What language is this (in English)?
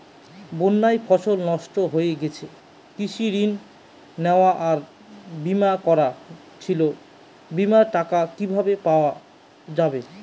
Bangla